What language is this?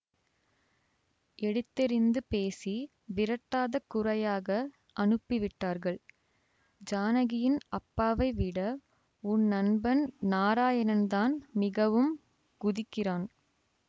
Tamil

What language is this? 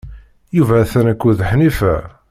Kabyle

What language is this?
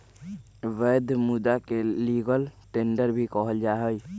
Magahi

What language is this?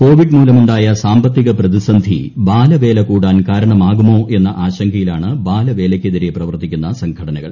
Malayalam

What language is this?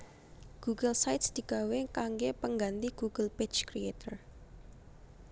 Javanese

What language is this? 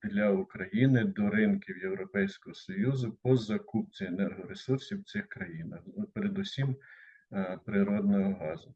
Ukrainian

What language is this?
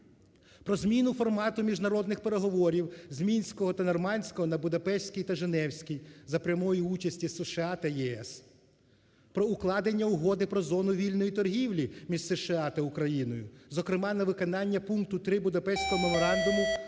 Ukrainian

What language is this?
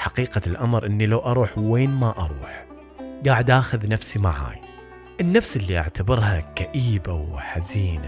Arabic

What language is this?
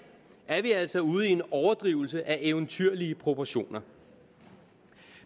Danish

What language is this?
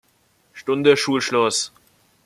German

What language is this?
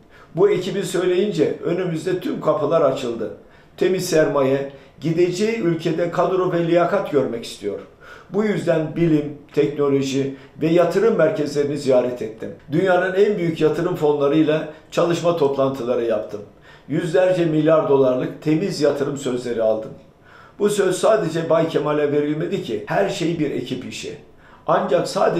Turkish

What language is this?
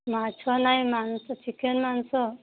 Odia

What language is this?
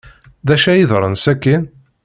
Kabyle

